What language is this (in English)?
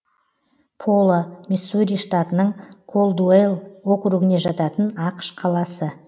Kazakh